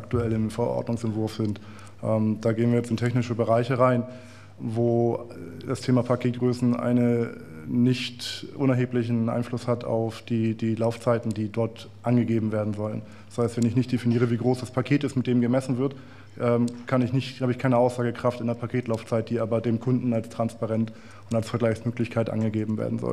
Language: German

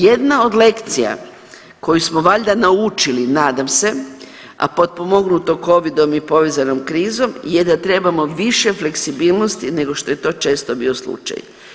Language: Croatian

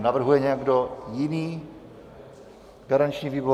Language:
Czech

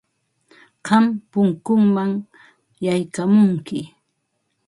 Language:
Ambo-Pasco Quechua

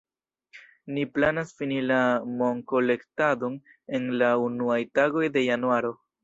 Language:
Esperanto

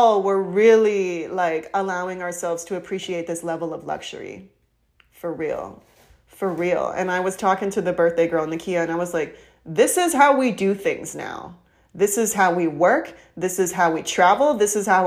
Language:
English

